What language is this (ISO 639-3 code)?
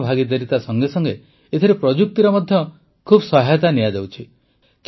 ori